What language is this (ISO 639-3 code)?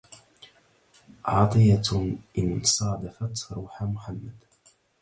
ara